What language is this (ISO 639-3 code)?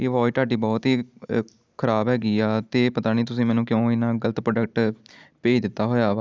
pan